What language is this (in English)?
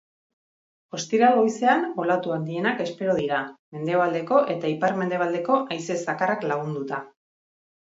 Basque